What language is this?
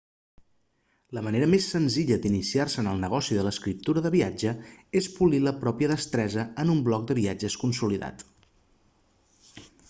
Catalan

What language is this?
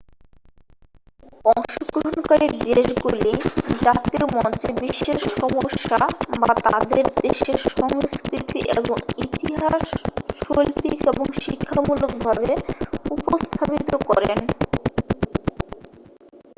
Bangla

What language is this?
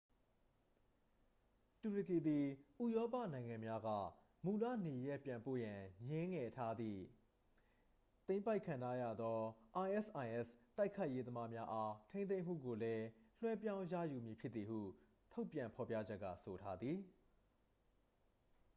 Burmese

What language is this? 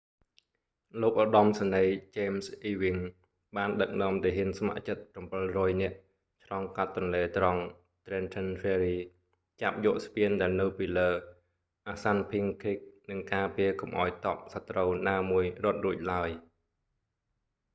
Khmer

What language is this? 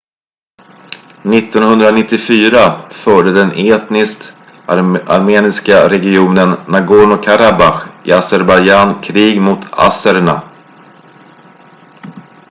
Swedish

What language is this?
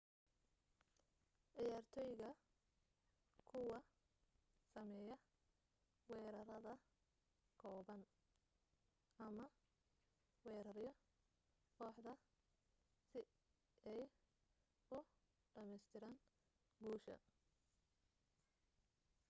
Somali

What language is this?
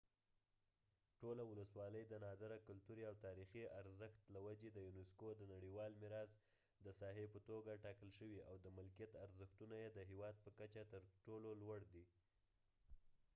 Pashto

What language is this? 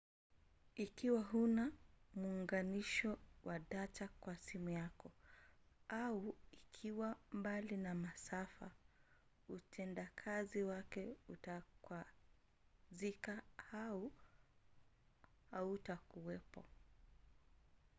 Swahili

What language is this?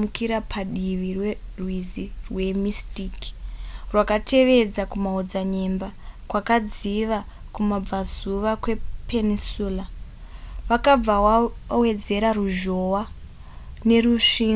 Shona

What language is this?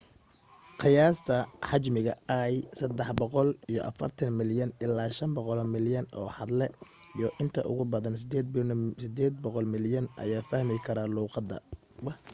Somali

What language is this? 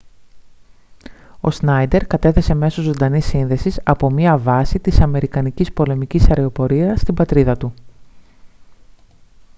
Greek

